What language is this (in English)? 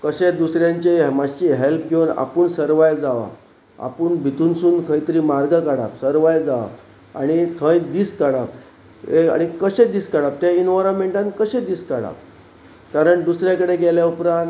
Konkani